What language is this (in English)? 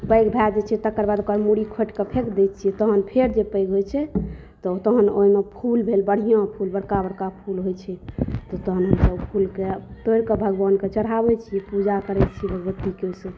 Maithili